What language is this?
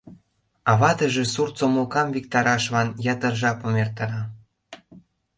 Mari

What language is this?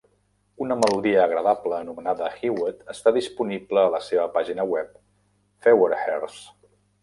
Catalan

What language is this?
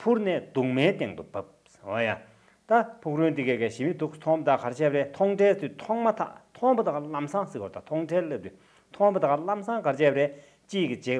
Romanian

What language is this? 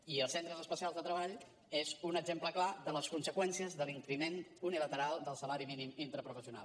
Catalan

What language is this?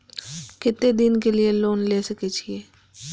Maithili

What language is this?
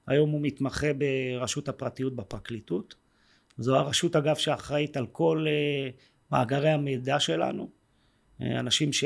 Hebrew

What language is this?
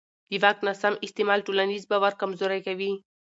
Pashto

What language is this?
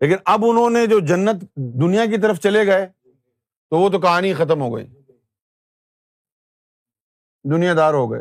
Urdu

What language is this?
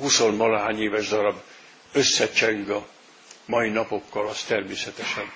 Hungarian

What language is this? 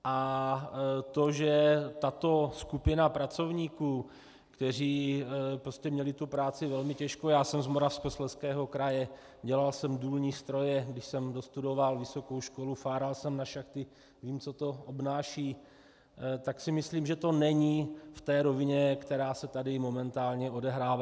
Czech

